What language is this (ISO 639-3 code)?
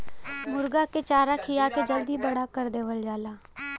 bho